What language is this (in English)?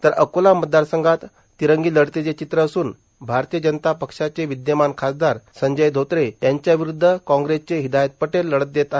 Marathi